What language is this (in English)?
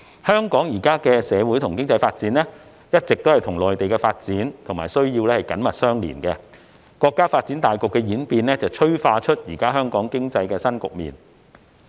Cantonese